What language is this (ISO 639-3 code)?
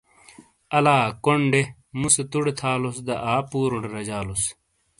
scl